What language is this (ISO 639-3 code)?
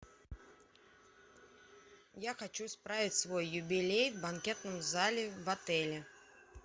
rus